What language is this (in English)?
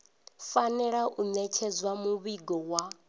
Venda